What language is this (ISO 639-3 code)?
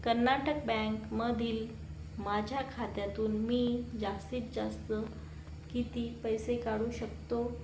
mar